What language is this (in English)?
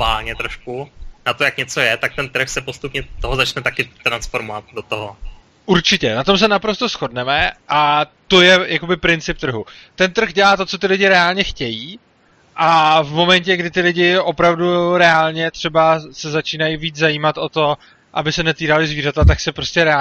Czech